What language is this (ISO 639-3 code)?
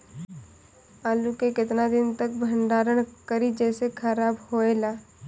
bho